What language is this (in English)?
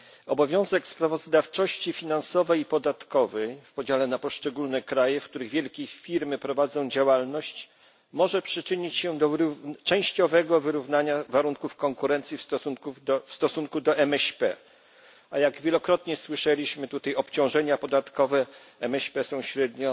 Polish